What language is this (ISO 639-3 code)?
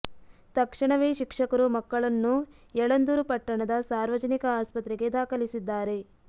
kan